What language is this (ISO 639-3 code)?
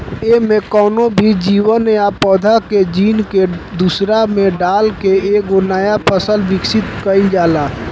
bho